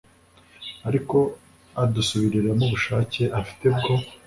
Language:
Kinyarwanda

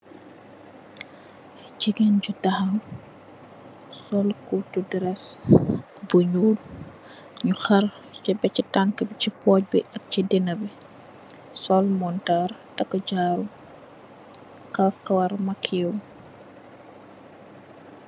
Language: Wolof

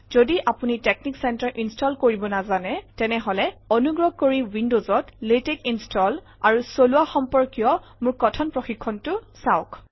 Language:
Assamese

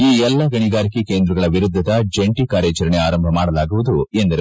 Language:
Kannada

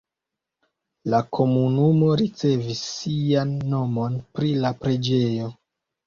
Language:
Esperanto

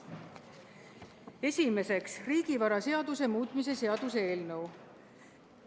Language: Estonian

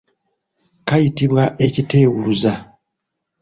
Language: Ganda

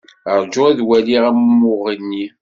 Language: Kabyle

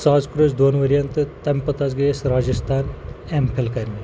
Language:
Kashmiri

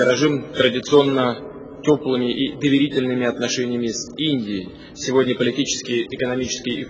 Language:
Russian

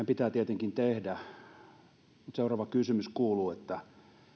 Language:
Finnish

